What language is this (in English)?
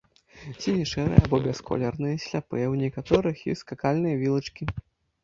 Belarusian